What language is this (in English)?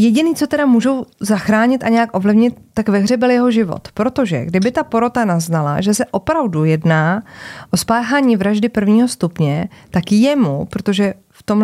Czech